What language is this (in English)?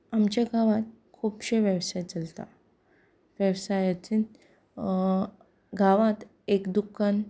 Konkani